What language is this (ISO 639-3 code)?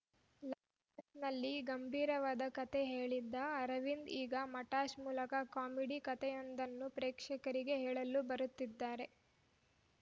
kan